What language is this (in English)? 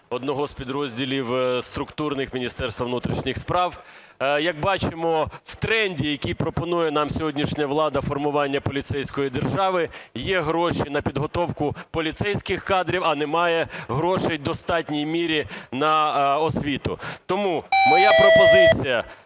Ukrainian